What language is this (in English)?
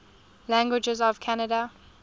English